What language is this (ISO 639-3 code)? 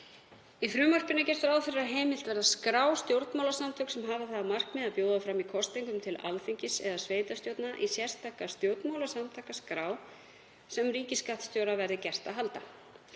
isl